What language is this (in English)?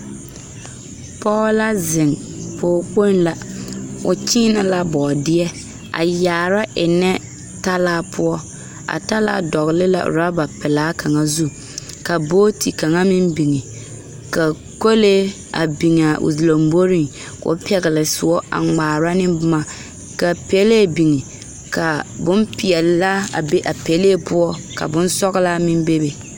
Southern Dagaare